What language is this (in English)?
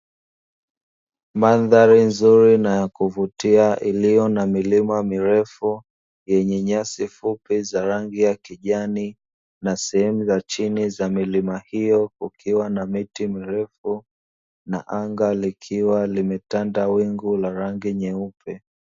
Swahili